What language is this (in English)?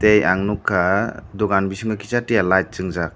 Kok Borok